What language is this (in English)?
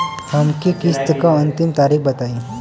Bhojpuri